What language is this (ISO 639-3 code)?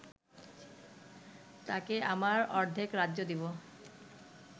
ben